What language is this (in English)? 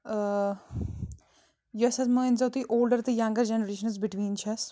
Kashmiri